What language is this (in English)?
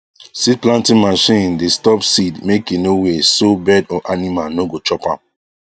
Nigerian Pidgin